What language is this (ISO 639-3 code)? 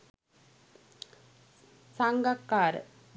sin